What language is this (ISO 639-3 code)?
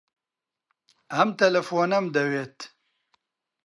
ckb